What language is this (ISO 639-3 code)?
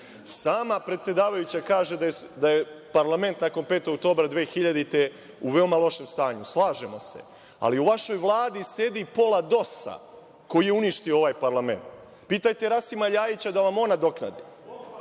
srp